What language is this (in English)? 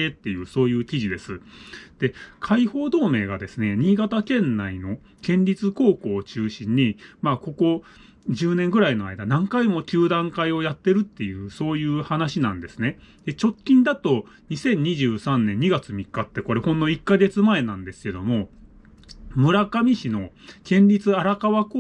Japanese